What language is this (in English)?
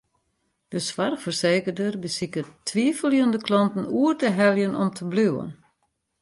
Western Frisian